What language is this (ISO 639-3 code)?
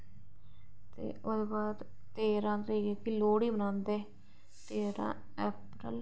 doi